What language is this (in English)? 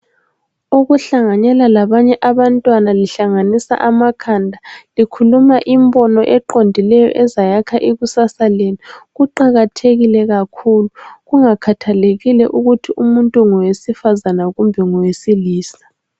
North Ndebele